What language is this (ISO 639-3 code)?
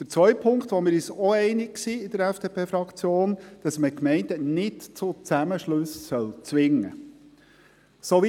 gsw